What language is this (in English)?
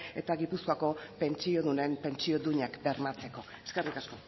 Basque